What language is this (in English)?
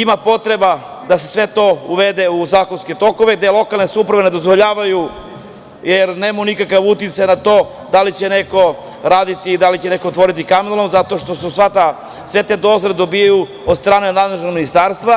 Serbian